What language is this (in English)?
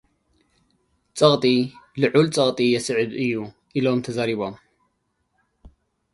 Tigrinya